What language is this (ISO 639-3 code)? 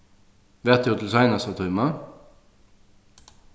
fao